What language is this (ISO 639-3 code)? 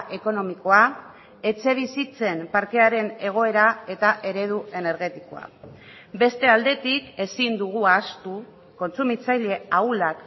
eus